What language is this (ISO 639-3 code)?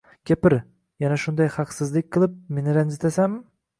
uzb